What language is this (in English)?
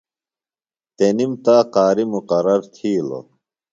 Phalura